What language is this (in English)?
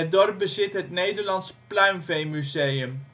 Dutch